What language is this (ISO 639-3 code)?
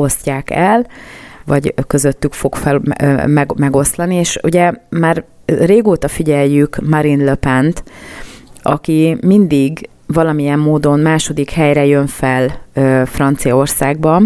hun